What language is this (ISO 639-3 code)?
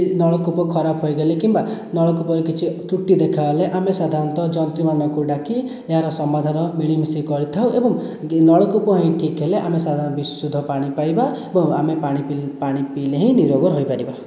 ori